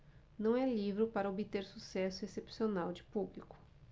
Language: Portuguese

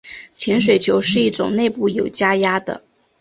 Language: Chinese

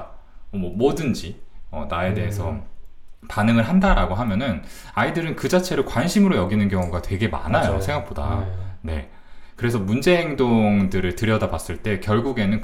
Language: Korean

